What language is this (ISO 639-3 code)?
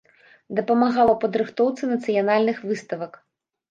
bel